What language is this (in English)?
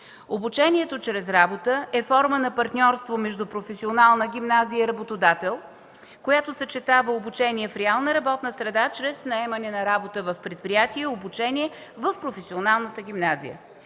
Bulgarian